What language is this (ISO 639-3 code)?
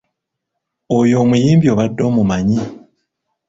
lug